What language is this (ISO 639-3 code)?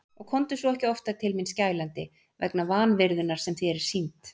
isl